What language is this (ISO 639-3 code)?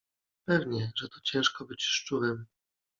pol